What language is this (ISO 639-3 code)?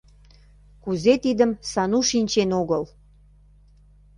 chm